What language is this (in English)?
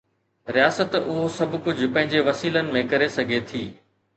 Sindhi